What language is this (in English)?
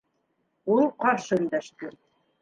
Bashkir